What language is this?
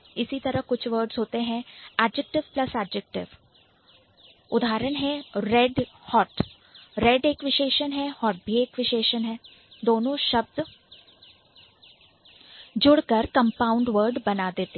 Hindi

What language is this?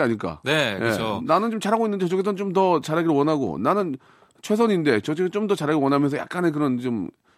Korean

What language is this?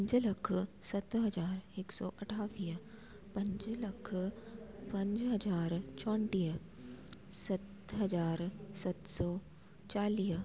Sindhi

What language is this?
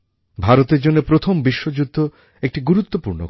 Bangla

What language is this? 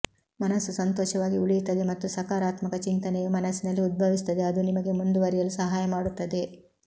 Kannada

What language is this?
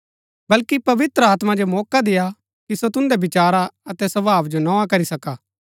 Gaddi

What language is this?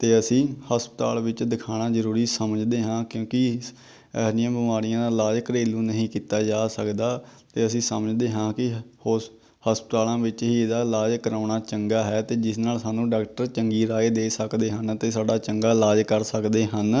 Punjabi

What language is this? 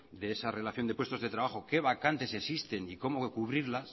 Spanish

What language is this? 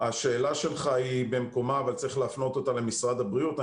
Hebrew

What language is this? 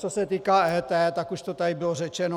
Czech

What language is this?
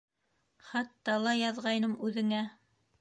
Bashkir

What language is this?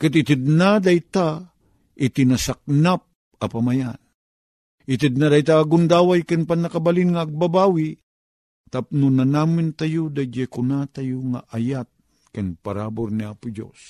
Filipino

